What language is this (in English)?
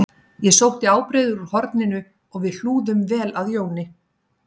Icelandic